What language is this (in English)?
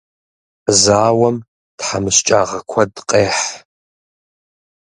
Kabardian